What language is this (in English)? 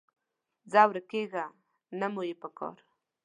Pashto